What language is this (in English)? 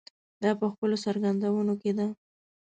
Pashto